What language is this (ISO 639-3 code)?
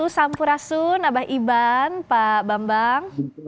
ind